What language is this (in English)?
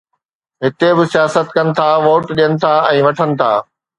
Sindhi